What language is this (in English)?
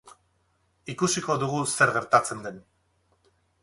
Basque